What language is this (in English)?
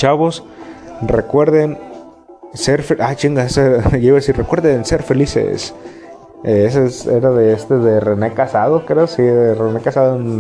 Spanish